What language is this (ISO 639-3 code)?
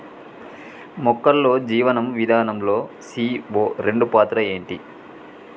tel